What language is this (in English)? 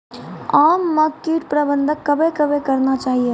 Maithili